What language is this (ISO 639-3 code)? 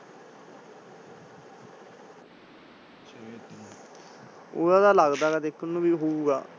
pan